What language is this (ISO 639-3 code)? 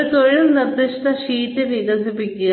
mal